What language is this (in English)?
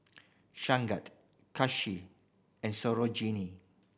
English